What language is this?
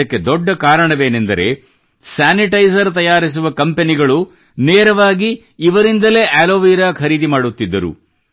Kannada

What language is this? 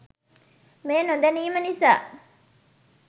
Sinhala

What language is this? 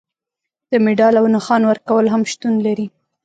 Pashto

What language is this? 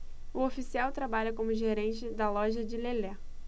Portuguese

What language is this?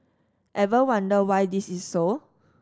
English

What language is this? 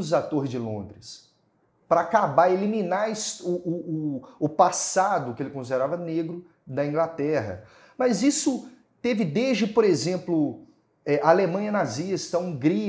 Portuguese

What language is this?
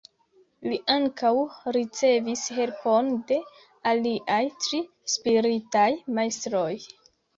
Esperanto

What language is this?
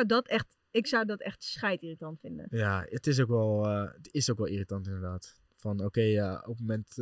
Dutch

